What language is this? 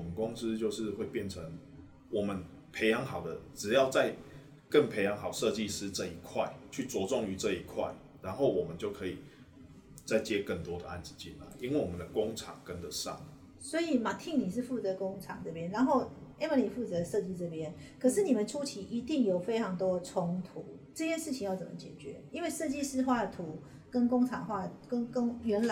Chinese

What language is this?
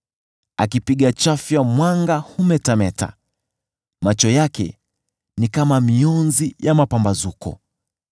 Swahili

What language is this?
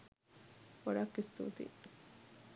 Sinhala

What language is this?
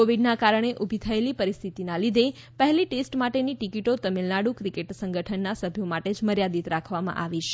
Gujarati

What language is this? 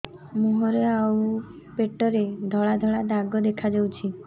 Odia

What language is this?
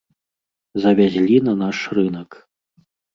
Belarusian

